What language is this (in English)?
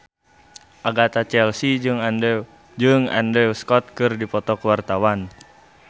Sundanese